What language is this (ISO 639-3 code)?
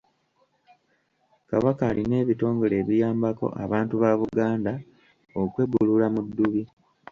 lug